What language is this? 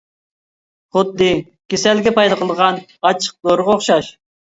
Uyghur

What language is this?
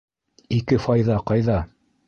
Bashkir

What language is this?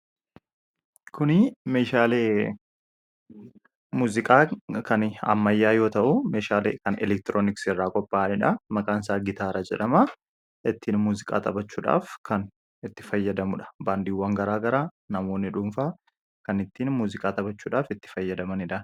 Oromo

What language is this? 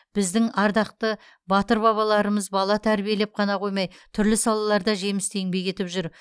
Kazakh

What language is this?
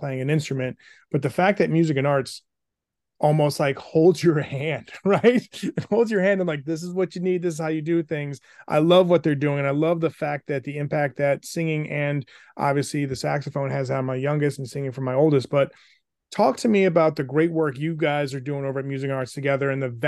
English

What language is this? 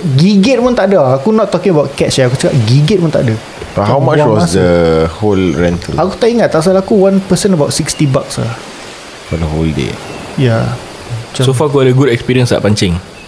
Malay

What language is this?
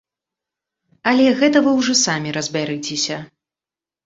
Belarusian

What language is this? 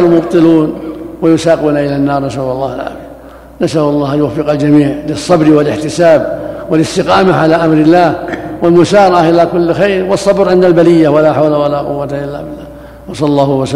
Arabic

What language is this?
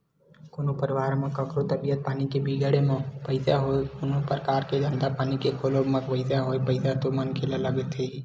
Chhattisgarhi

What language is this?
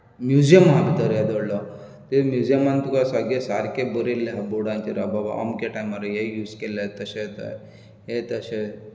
Konkani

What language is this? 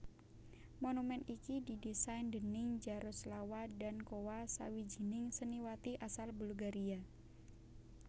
Javanese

